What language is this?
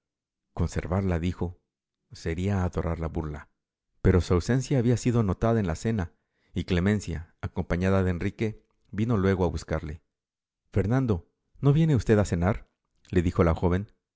Spanish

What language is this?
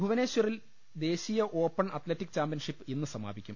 Malayalam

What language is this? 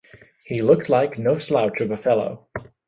English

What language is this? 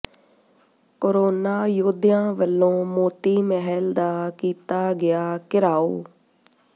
Punjabi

